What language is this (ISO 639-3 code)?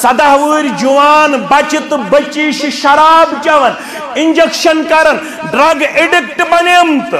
tur